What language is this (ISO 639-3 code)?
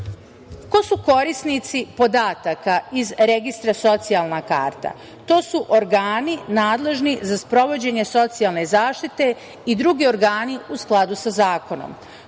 srp